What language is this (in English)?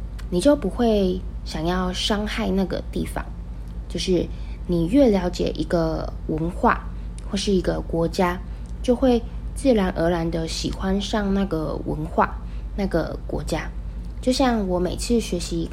Chinese